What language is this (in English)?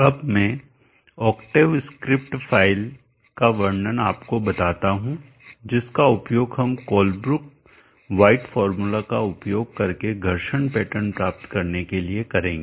Hindi